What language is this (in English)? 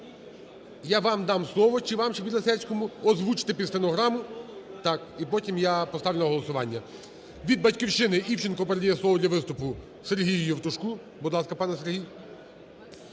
Ukrainian